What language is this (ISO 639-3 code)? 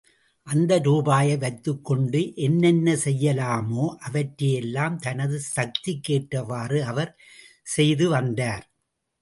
tam